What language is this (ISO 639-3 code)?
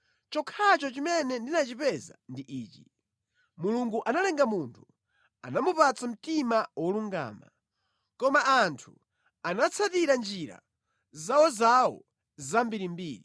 nya